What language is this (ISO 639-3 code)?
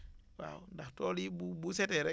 wol